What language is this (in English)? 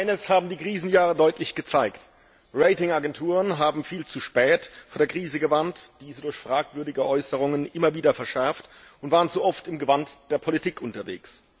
German